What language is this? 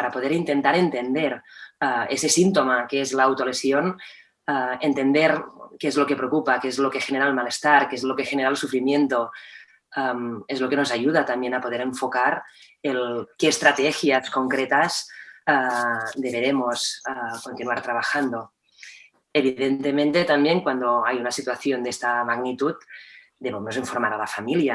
Spanish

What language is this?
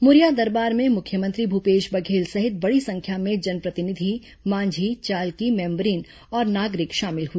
Hindi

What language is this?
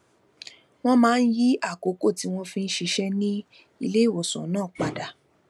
Yoruba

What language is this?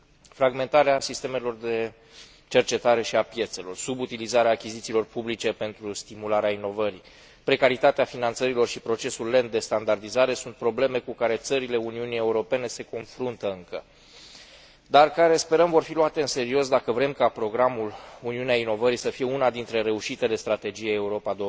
Romanian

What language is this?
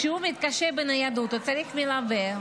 Hebrew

